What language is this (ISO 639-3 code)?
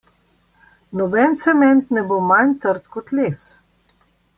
slv